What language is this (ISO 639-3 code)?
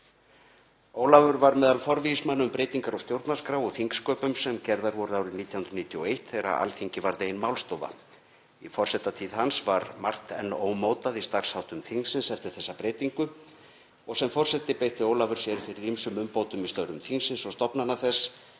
isl